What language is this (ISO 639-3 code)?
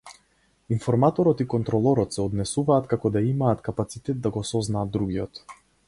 mkd